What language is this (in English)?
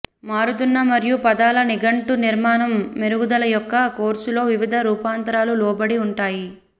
Telugu